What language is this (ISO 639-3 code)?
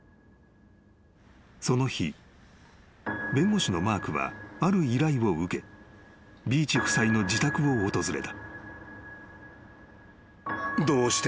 jpn